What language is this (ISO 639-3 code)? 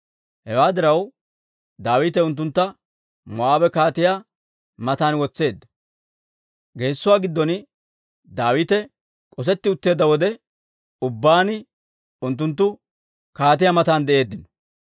dwr